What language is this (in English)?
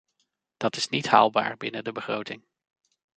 Dutch